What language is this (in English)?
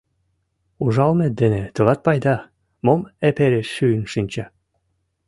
Mari